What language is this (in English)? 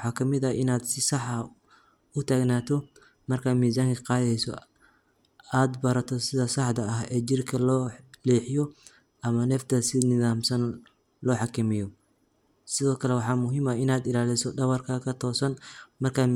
Somali